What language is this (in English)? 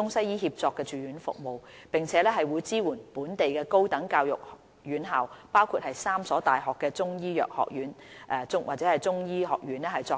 Cantonese